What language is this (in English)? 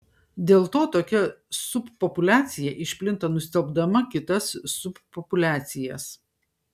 Lithuanian